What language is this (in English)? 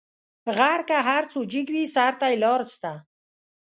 Pashto